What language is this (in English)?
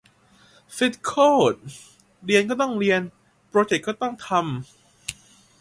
Thai